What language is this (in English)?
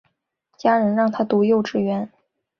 Chinese